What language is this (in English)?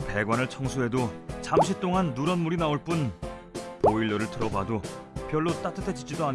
Korean